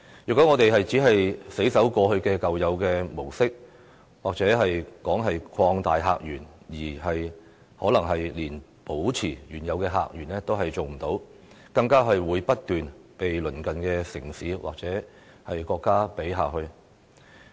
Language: Cantonese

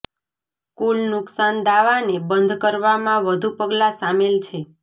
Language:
Gujarati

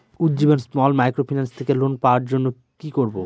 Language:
Bangla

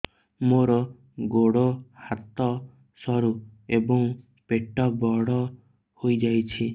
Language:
Odia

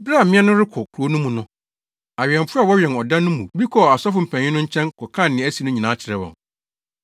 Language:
Akan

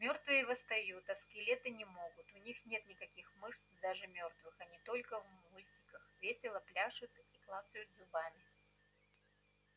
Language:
Russian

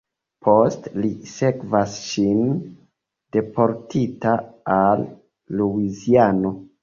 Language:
Esperanto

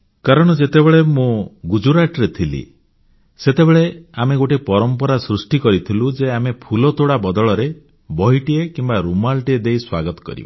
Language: Odia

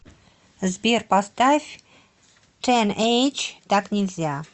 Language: Russian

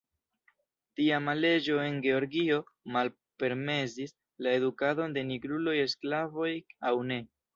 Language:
Esperanto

